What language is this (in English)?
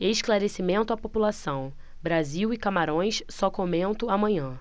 Portuguese